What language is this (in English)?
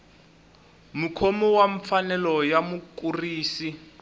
Tsonga